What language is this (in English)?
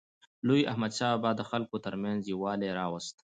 Pashto